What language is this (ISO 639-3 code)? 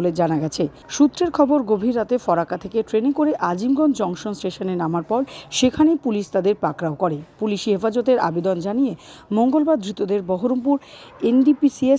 spa